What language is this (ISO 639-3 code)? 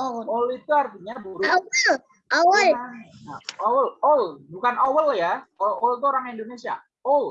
ind